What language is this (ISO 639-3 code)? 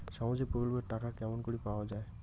ben